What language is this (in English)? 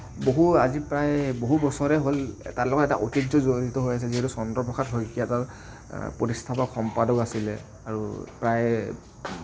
Assamese